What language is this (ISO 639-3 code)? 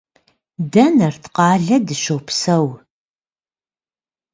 kbd